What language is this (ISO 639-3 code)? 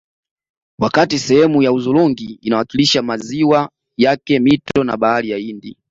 swa